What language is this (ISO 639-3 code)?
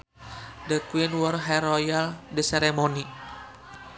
sun